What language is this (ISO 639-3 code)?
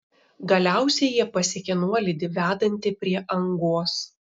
lit